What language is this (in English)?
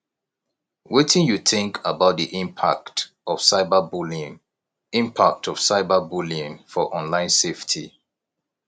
Nigerian Pidgin